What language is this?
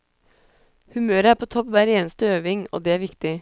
Norwegian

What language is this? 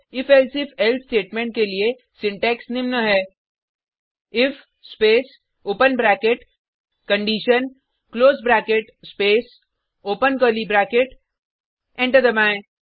Hindi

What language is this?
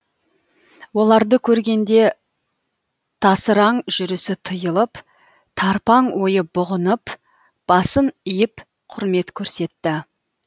Kazakh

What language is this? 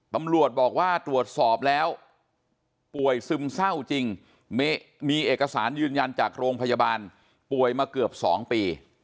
Thai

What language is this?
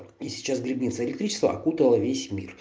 Russian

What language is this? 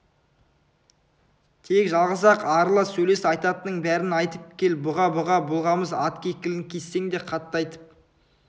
Kazakh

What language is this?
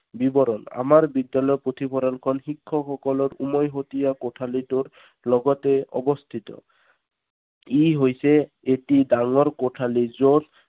Assamese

